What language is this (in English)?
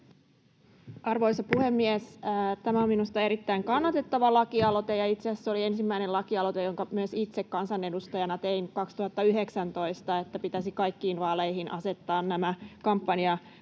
Finnish